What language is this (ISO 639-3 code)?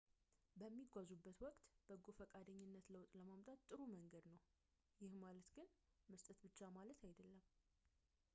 amh